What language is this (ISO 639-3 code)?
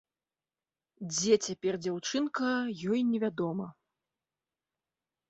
bel